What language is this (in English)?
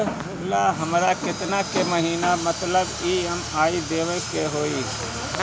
Bhojpuri